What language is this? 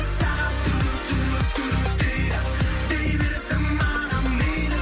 Kazakh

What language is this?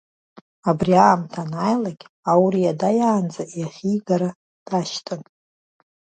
Abkhazian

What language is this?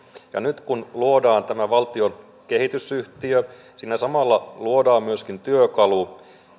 Finnish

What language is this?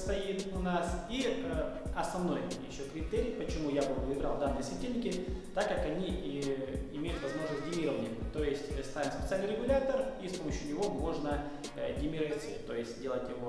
Russian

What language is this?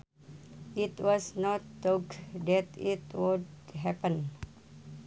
Sundanese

